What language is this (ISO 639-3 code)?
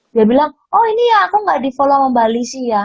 ind